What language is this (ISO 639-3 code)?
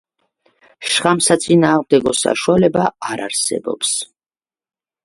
kat